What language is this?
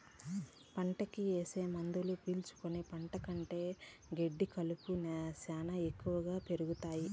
Telugu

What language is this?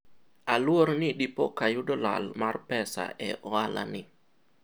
Luo (Kenya and Tanzania)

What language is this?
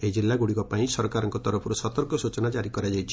Odia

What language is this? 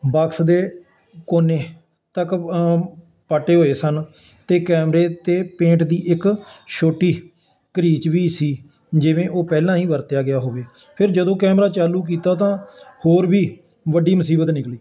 Punjabi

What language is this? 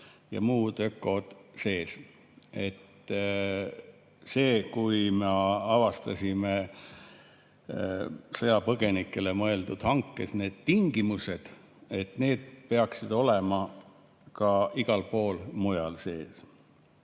Estonian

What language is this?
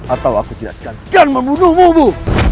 Indonesian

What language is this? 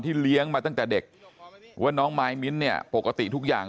Thai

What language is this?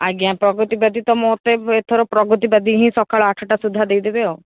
Odia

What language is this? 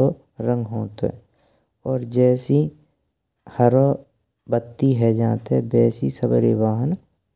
Braj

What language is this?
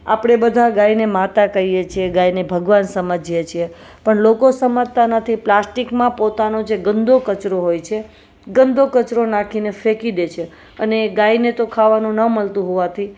Gujarati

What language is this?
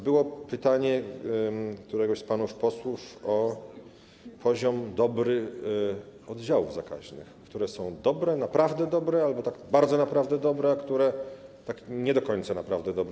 Polish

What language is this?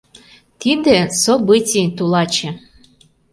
Mari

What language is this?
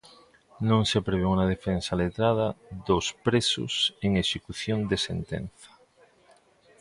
Galician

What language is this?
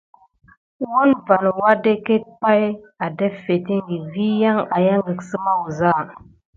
Gidar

